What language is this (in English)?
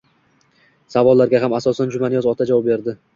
Uzbek